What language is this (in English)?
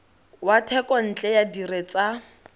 Tswana